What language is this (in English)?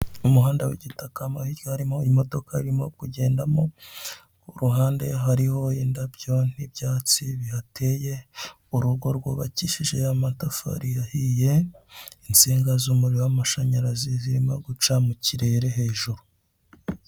Kinyarwanda